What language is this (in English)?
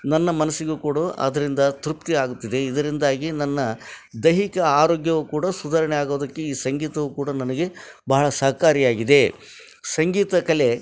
Kannada